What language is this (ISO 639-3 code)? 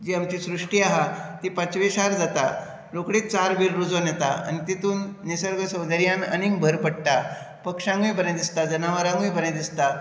kok